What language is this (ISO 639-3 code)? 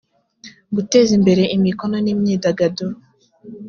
kin